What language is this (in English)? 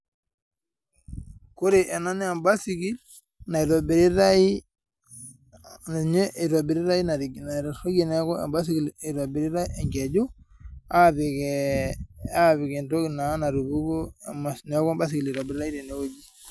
Masai